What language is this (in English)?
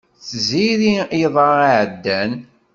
Kabyle